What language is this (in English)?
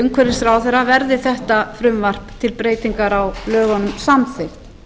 Icelandic